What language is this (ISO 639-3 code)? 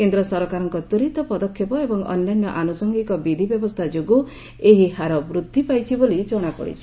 ori